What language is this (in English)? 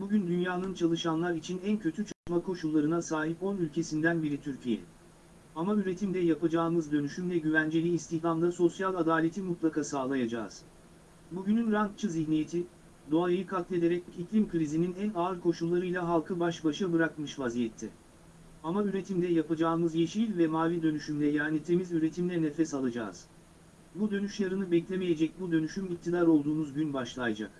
Turkish